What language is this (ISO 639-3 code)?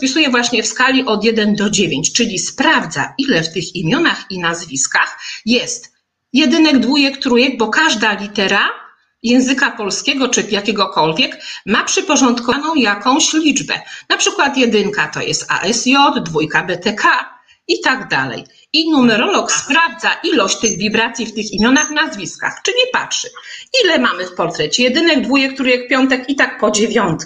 pol